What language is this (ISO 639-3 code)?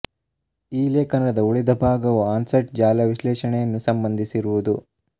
kan